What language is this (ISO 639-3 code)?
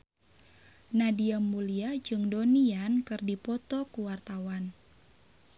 sun